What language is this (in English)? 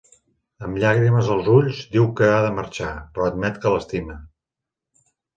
Catalan